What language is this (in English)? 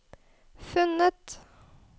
Norwegian